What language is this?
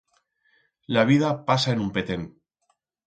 Aragonese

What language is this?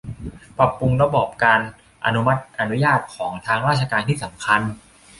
Thai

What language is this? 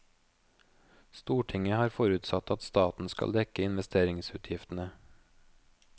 Norwegian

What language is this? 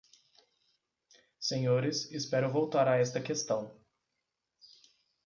Portuguese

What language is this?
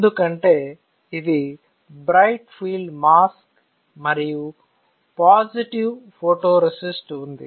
Telugu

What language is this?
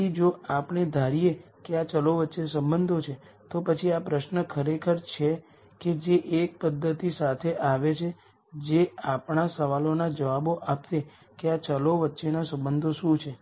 Gujarati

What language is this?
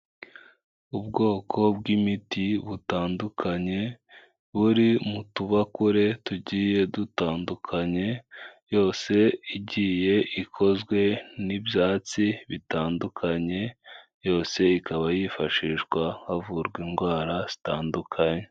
Kinyarwanda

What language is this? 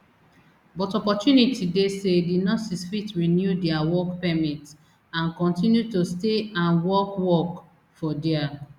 Nigerian Pidgin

